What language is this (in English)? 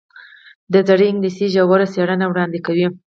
Pashto